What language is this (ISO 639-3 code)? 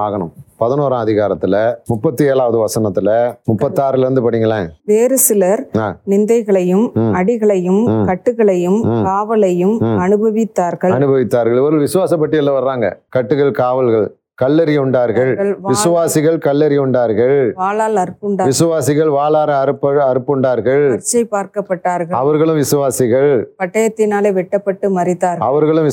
tam